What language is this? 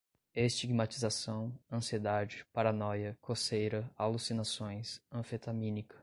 Portuguese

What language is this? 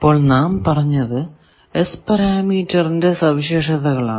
Malayalam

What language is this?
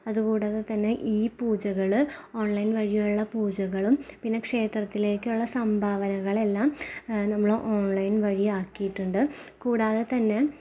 Malayalam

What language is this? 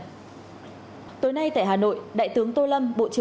Vietnamese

